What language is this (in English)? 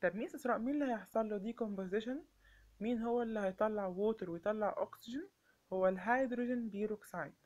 Arabic